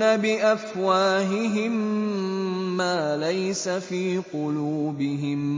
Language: Arabic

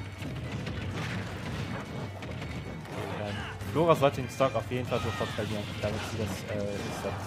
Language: German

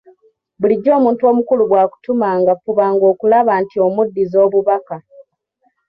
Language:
Ganda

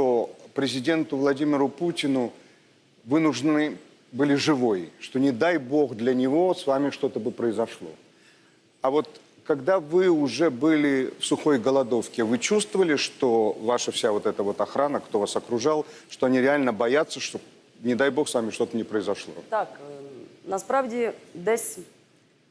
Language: Russian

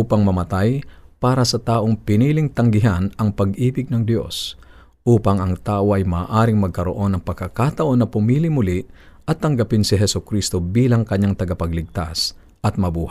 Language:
Filipino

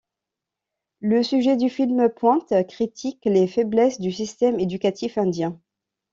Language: French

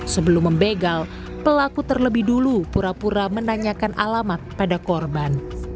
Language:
Indonesian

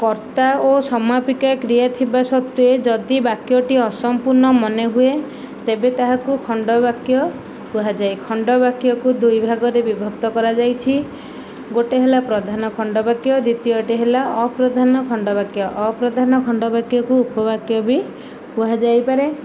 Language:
Odia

